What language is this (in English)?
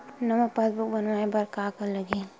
Chhattisgarhi